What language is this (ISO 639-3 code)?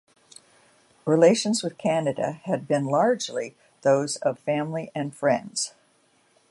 eng